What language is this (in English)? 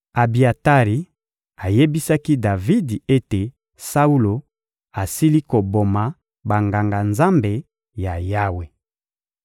Lingala